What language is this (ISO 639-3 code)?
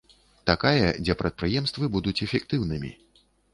bel